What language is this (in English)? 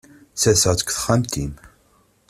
Kabyle